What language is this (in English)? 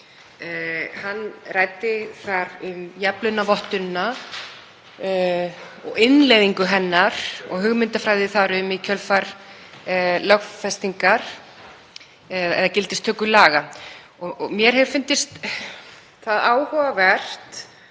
Icelandic